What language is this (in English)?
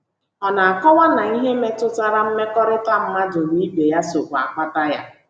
Igbo